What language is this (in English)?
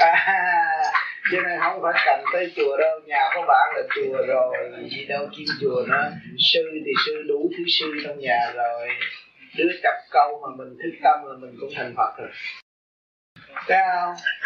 Vietnamese